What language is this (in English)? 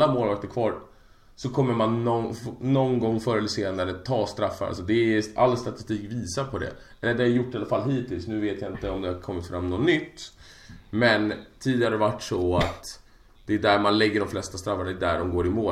Swedish